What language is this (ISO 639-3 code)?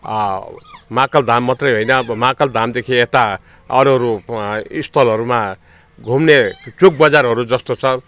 nep